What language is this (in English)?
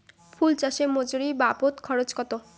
Bangla